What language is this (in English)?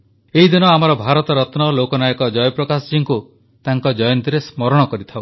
Odia